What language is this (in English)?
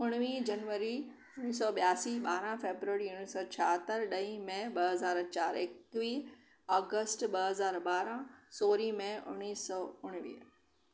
Sindhi